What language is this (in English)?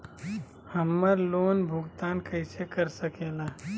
Magahi